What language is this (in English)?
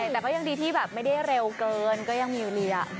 Thai